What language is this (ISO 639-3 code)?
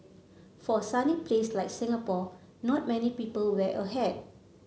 eng